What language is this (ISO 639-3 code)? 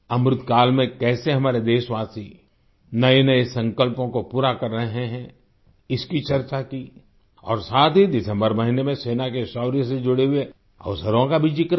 hin